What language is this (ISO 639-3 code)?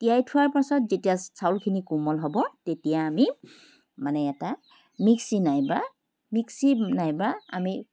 asm